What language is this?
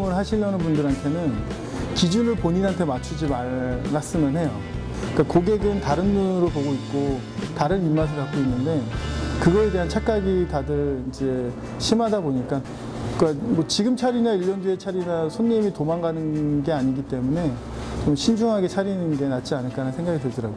Korean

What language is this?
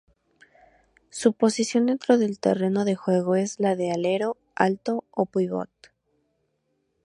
Spanish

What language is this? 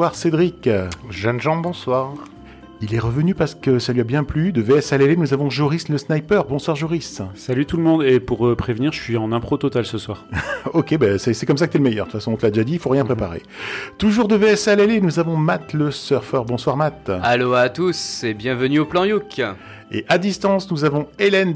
French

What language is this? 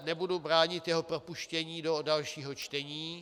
Czech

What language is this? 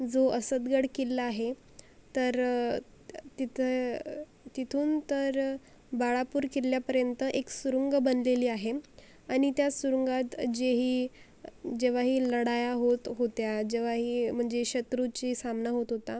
Marathi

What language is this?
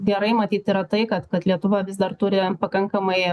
Lithuanian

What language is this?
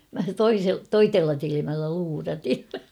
Finnish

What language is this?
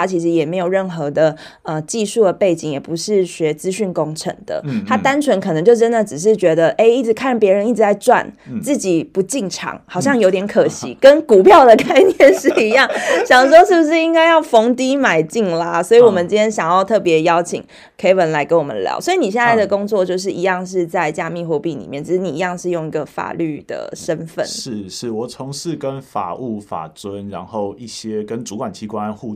Chinese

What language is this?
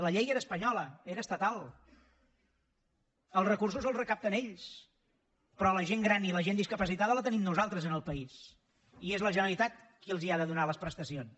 Catalan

